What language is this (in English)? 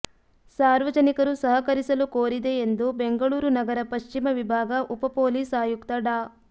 Kannada